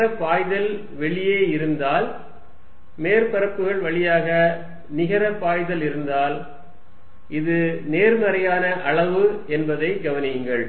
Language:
Tamil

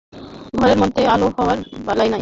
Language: Bangla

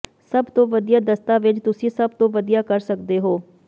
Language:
Punjabi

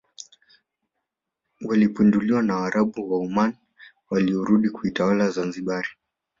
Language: Swahili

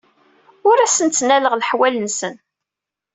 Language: Kabyle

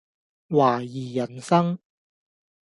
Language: Cantonese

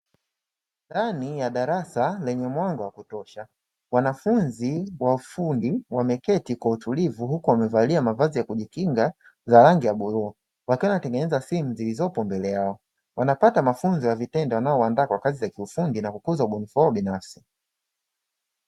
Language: Swahili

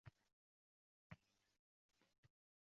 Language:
Uzbek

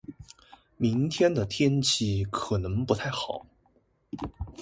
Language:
Chinese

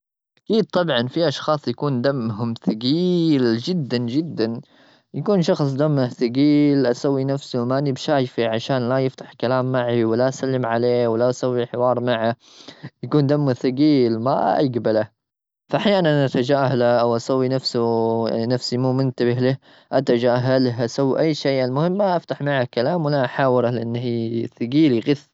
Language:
Gulf Arabic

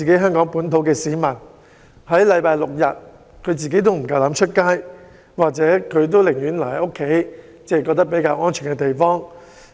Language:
Cantonese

